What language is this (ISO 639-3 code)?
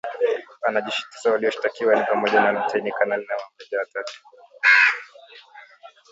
swa